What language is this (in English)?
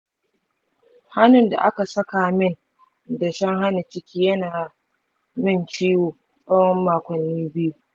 Hausa